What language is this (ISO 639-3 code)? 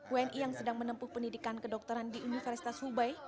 ind